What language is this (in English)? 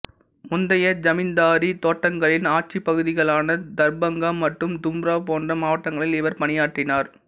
Tamil